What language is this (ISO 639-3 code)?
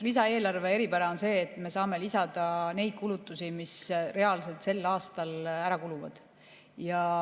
est